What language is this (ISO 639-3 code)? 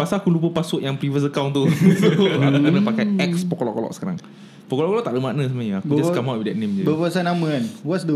msa